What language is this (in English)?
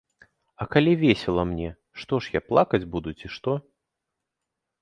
Belarusian